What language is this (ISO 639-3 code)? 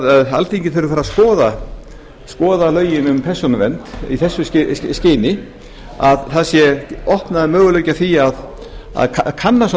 isl